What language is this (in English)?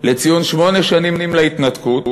Hebrew